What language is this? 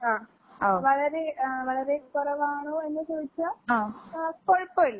Malayalam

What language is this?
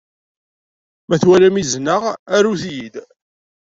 Kabyle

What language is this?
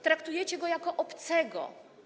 Polish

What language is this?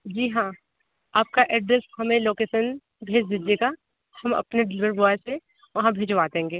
Hindi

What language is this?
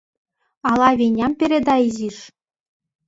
Mari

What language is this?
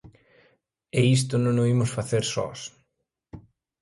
Galician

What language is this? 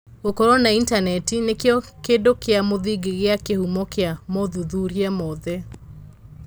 Kikuyu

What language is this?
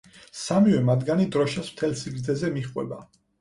Georgian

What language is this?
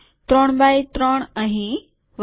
Gujarati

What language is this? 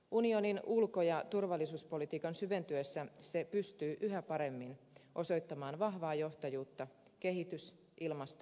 Finnish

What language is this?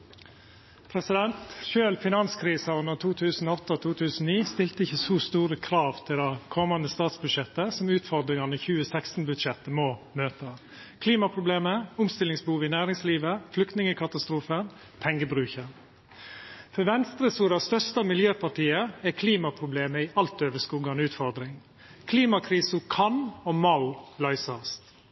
Norwegian Nynorsk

